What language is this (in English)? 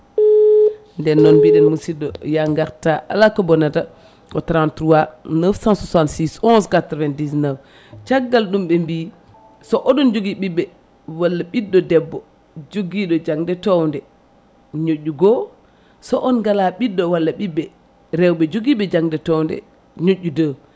Fula